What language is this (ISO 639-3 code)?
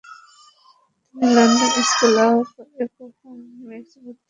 ben